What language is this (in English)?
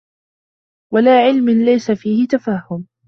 Arabic